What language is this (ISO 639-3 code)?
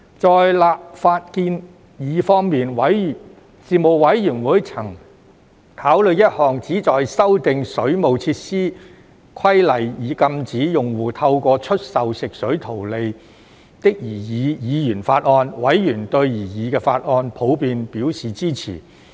yue